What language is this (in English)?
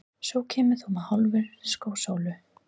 Icelandic